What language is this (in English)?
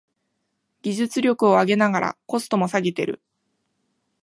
Japanese